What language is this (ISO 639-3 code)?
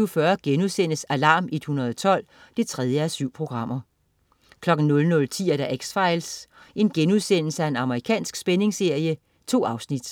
dan